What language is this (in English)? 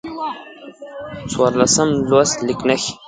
Pashto